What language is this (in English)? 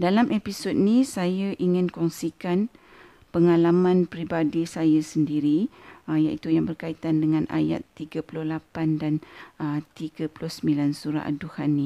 Malay